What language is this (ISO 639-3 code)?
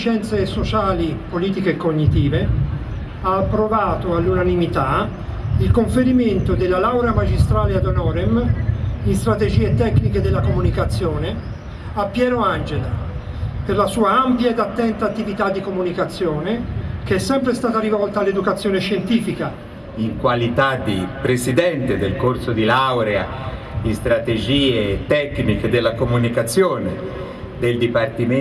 ita